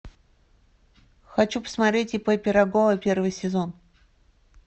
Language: Russian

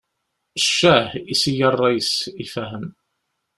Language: Kabyle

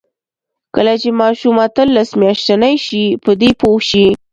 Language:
Pashto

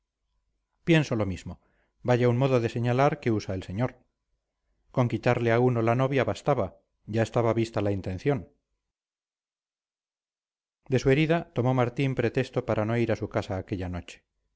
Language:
Spanish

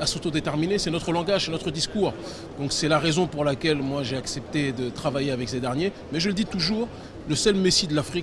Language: French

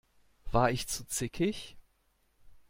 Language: German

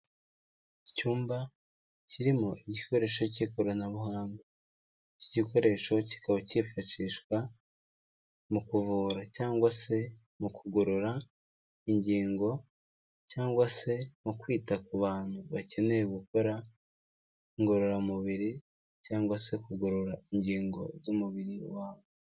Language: Kinyarwanda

